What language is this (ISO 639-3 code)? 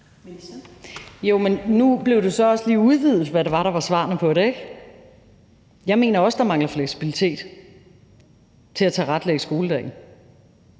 dan